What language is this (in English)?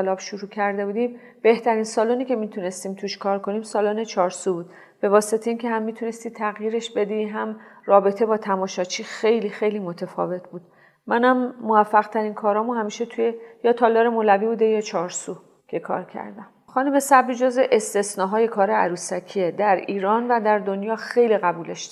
Persian